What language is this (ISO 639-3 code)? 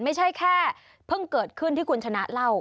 tha